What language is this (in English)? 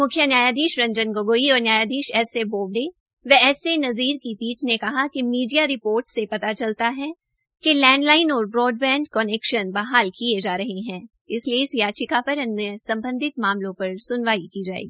Hindi